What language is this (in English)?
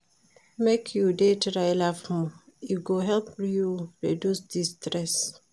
Nigerian Pidgin